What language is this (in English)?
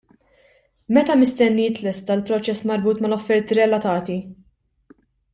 Maltese